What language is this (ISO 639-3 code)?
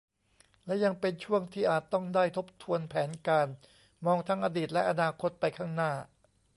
tha